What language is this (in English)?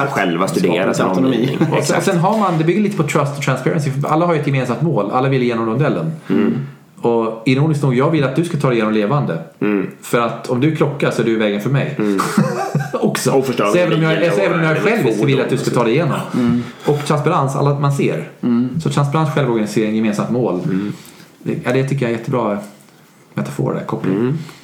Swedish